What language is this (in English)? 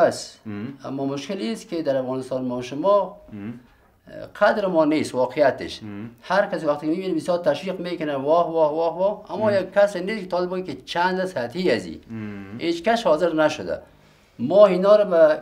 Arabic